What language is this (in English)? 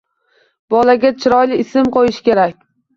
Uzbek